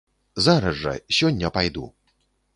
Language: Belarusian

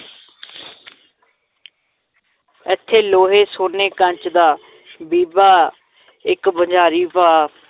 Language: Punjabi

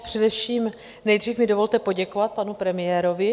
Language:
Czech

